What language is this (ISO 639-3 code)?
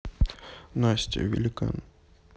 rus